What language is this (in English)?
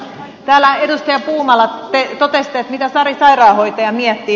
Finnish